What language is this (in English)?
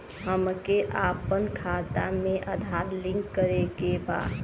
Bhojpuri